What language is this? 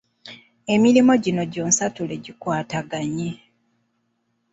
Ganda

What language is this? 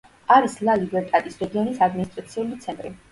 Georgian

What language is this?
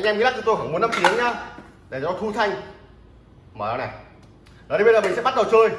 Vietnamese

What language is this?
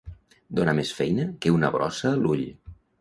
Catalan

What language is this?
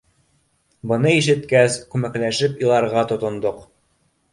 Bashkir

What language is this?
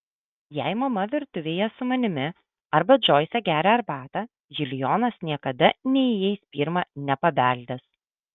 Lithuanian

